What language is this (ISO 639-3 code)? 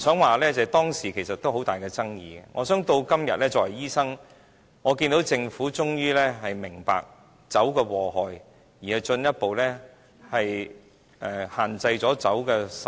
yue